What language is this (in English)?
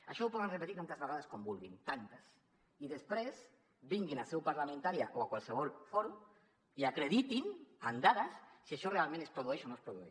Catalan